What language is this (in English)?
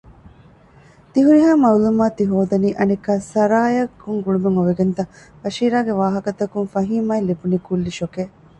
Divehi